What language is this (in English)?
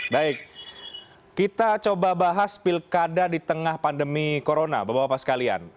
Indonesian